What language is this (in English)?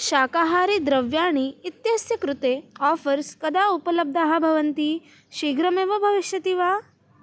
Sanskrit